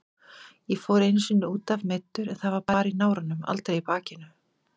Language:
Icelandic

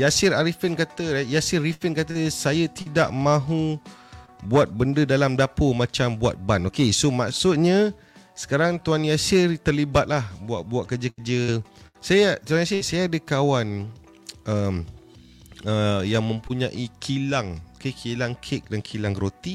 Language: Malay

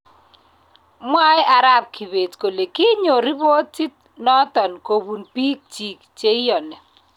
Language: Kalenjin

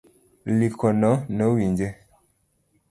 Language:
Luo (Kenya and Tanzania)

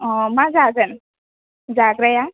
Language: Bodo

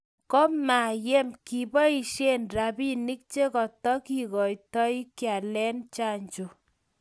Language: Kalenjin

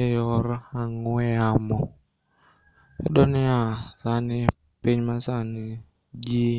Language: Luo (Kenya and Tanzania)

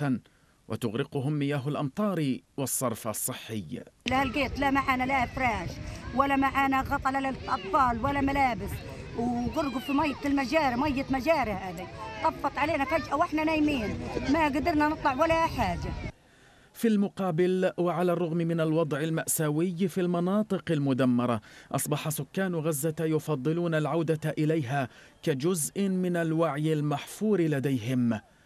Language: Arabic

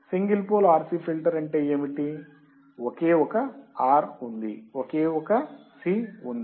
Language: Telugu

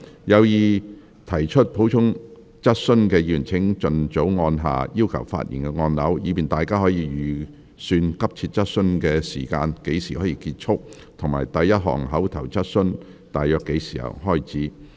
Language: Cantonese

